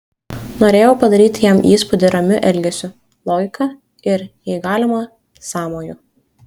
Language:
Lithuanian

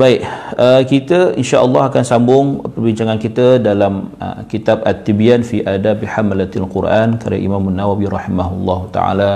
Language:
Malay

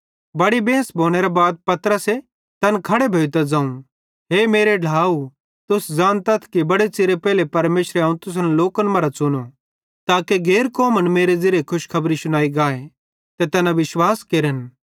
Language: Bhadrawahi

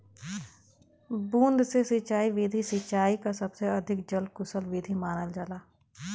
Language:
Bhojpuri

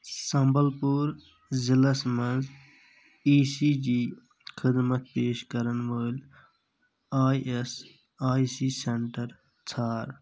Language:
Kashmiri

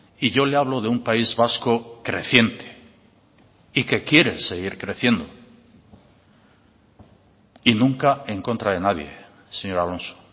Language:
Spanish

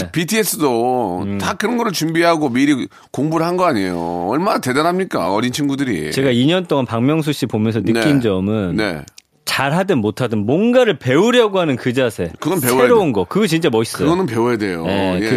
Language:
Korean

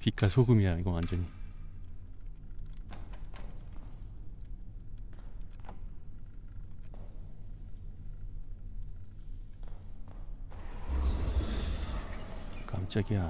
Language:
Korean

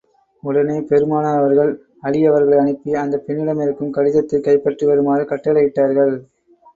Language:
Tamil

